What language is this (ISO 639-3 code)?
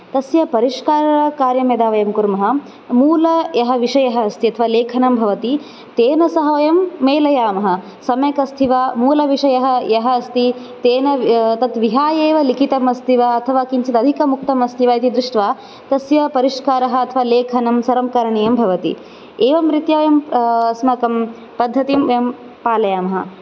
san